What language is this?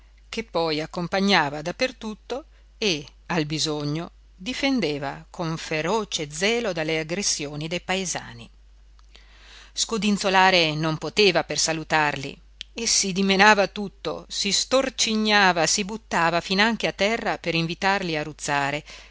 Italian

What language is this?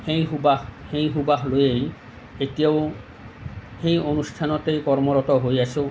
Assamese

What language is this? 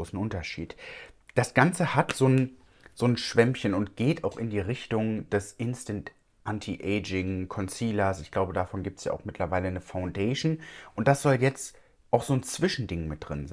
German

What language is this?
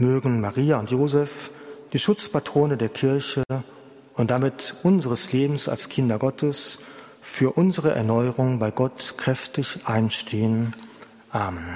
German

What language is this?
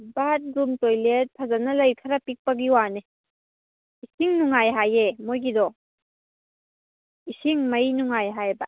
Manipuri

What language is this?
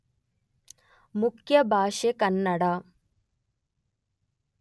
Kannada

